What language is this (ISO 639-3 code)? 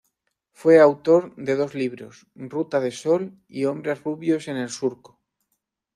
spa